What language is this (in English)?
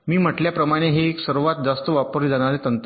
Marathi